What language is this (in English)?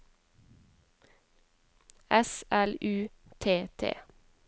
Norwegian